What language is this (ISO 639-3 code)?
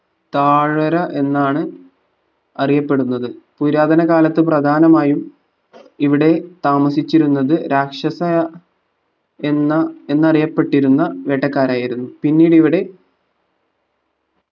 mal